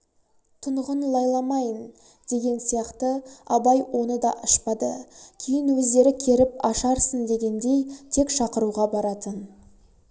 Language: Kazakh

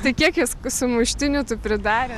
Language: Lithuanian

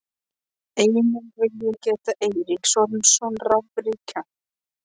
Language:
Icelandic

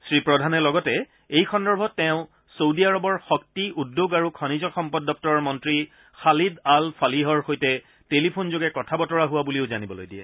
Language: Assamese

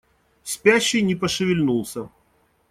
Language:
Russian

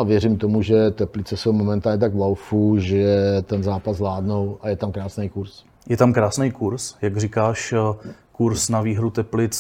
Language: Czech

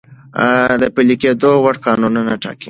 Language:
Pashto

